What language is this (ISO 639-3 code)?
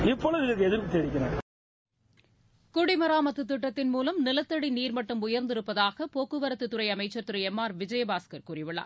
tam